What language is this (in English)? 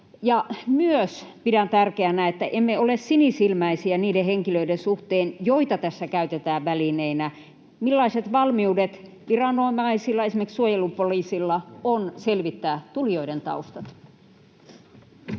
Finnish